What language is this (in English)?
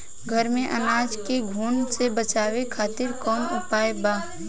Bhojpuri